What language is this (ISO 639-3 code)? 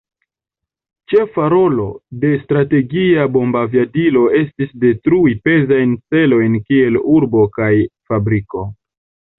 epo